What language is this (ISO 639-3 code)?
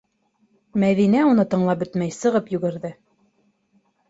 bak